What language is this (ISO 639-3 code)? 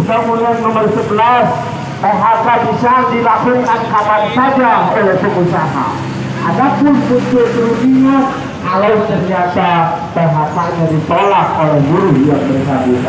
ind